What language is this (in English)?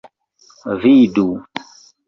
Esperanto